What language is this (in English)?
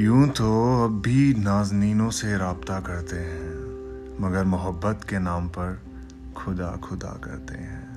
Hindi